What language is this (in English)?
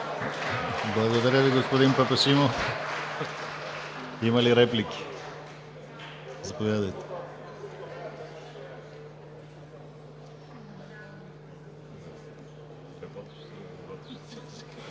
Bulgarian